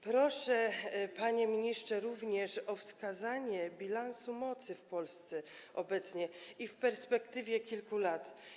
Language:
Polish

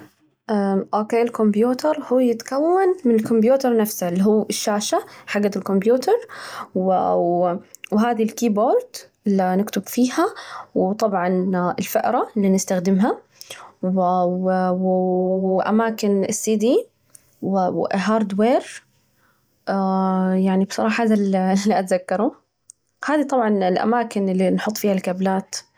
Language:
Najdi Arabic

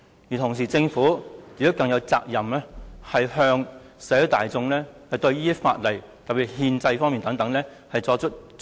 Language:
Cantonese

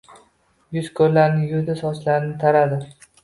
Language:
Uzbek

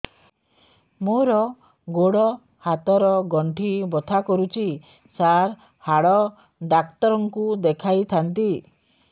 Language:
Odia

